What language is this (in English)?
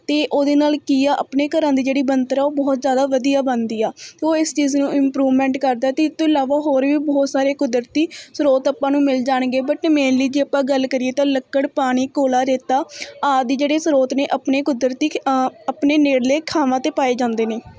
Punjabi